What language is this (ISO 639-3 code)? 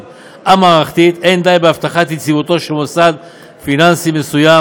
heb